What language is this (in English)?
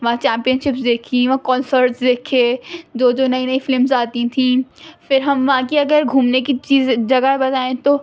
Urdu